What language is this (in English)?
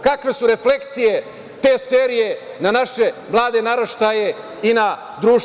Serbian